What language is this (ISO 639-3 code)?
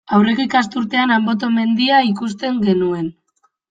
eus